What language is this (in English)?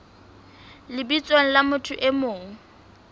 Southern Sotho